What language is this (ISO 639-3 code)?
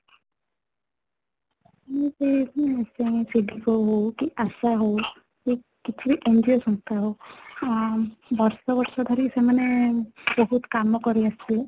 ori